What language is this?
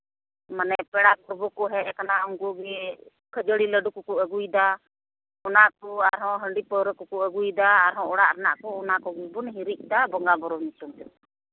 Santali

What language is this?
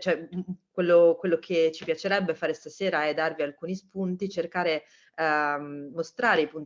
Italian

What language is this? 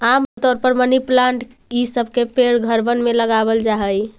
Magahi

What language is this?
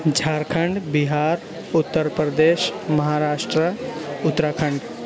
Urdu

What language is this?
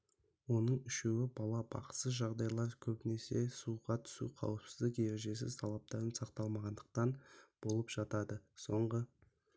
Kazakh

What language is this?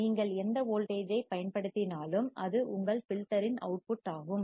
Tamil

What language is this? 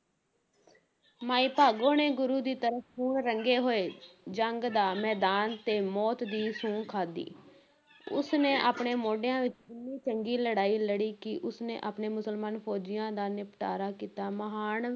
Punjabi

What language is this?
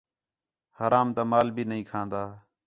Khetrani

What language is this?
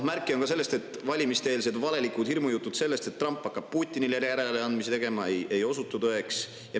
Estonian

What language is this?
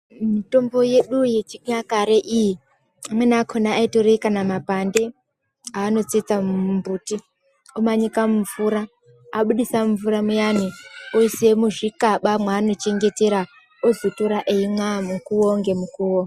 Ndau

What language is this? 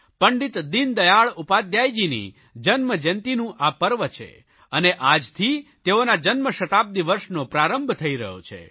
Gujarati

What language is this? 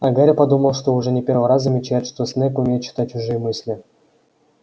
Russian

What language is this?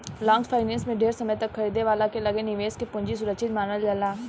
Bhojpuri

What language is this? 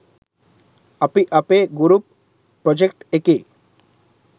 Sinhala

